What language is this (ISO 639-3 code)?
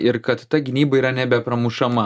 lit